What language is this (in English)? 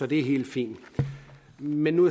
Danish